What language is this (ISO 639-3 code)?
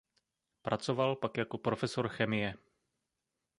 ces